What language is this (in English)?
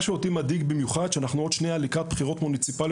Hebrew